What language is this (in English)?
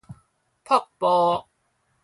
Min Nan Chinese